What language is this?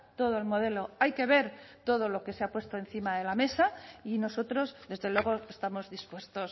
Spanish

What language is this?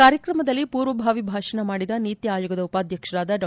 Kannada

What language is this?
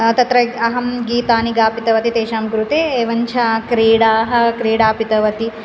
Sanskrit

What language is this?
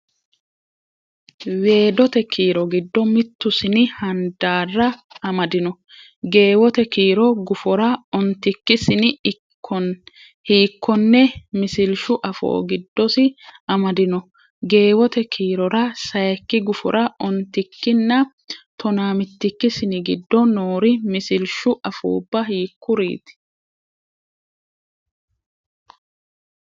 Sidamo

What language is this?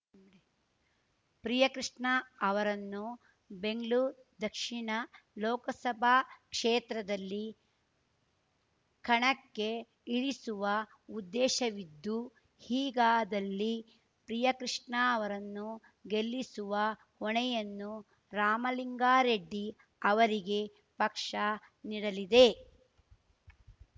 Kannada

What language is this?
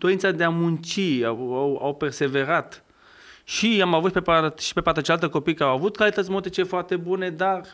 Romanian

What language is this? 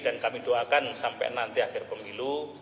Indonesian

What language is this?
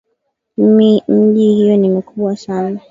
Swahili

